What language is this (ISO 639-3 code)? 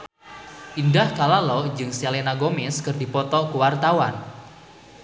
sun